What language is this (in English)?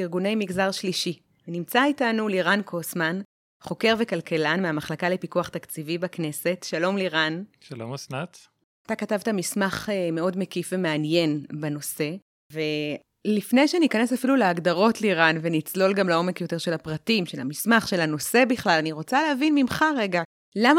Hebrew